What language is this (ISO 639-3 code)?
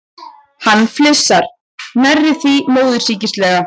isl